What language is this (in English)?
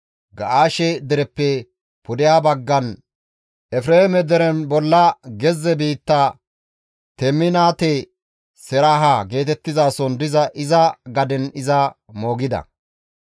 Gamo